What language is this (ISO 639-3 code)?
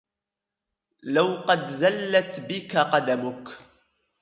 ara